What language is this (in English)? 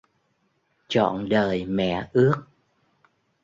Vietnamese